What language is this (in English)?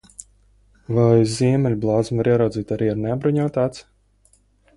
Latvian